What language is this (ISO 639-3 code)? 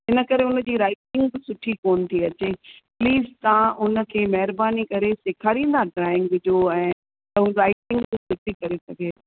snd